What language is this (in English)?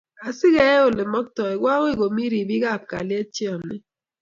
Kalenjin